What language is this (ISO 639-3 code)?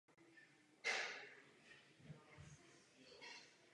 ces